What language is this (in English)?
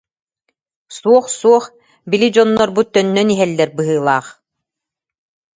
Yakut